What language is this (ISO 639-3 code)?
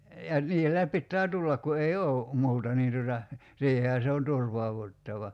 fin